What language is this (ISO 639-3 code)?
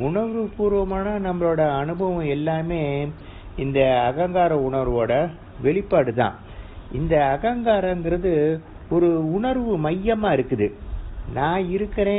eng